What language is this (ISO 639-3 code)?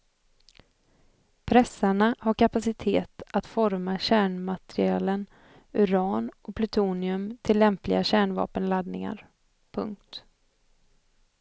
swe